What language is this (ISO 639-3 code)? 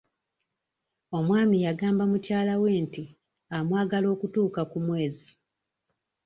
lug